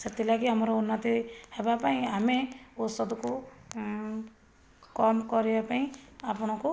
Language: Odia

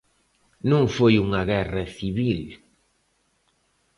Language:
Galician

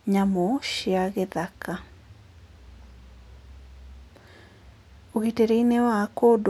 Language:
Kikuyu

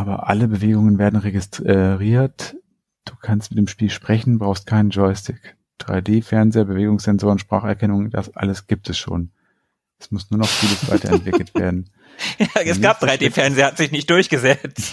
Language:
German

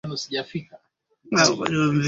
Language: Swahili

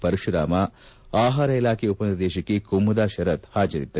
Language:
Kannada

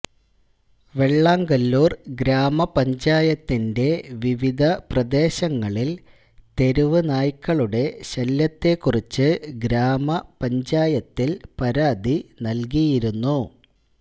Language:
Malayalam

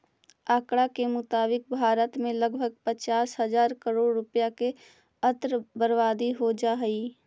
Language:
Magahi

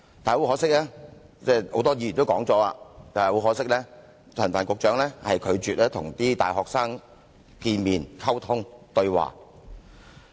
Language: Cantonese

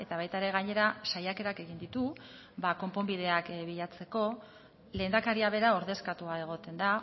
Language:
Basque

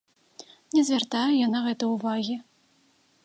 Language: Belarusian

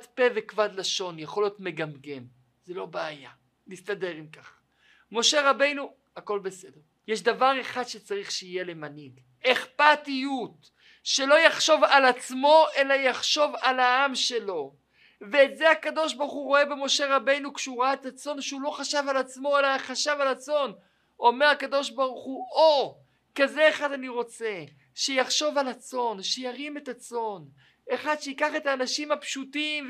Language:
Hebrew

